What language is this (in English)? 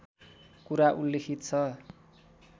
Nepali